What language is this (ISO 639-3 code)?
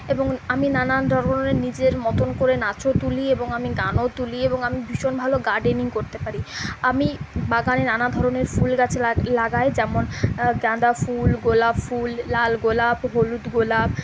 ben